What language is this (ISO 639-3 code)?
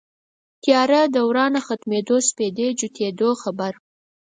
pus